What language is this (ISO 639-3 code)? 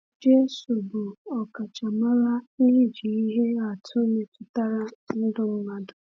ibo